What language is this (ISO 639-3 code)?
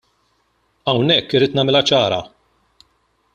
mlt